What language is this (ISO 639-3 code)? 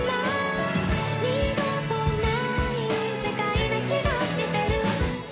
jpn